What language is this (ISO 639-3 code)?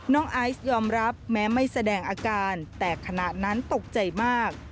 tha